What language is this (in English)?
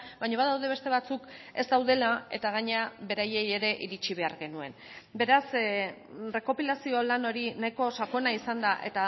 Basque